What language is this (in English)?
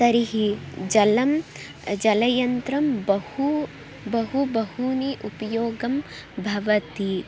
Sanskrit